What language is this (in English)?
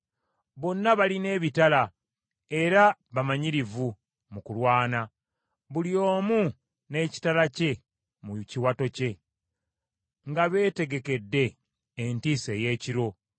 Ganda